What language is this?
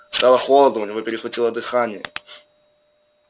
Russian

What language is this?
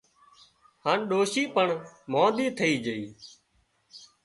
Wadiyara Koli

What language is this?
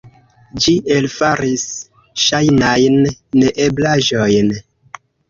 Esperanto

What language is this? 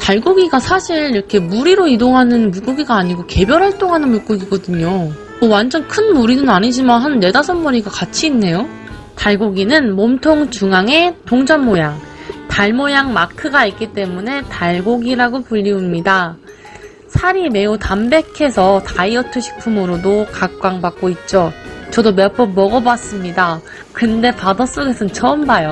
Korean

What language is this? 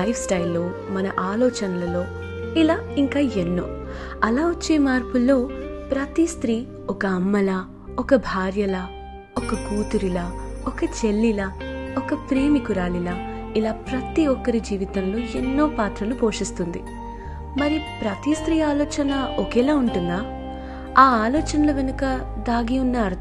Telugu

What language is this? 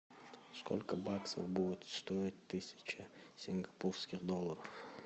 Russian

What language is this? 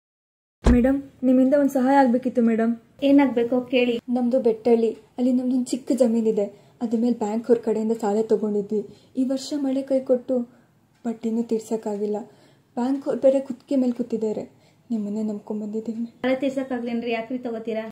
Arabic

